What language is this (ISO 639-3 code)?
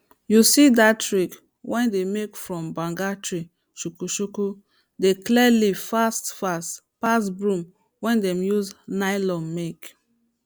pcm